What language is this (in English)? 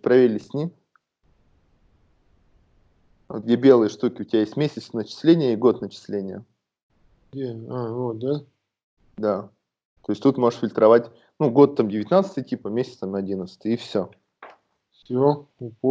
Russian